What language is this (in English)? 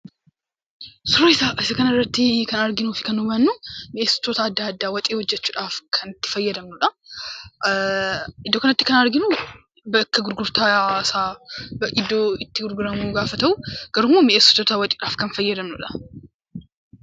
Oromo